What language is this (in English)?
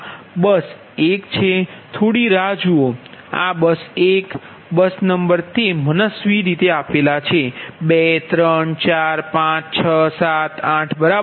Gujarati